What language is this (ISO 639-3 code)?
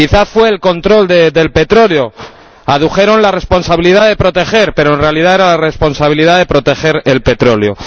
spa